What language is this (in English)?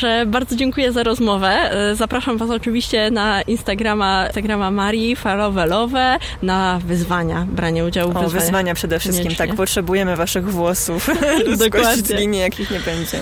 Polish